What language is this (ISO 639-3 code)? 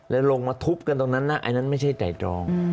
tha